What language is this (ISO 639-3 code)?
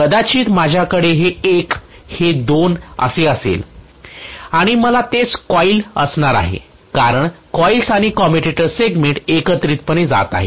mar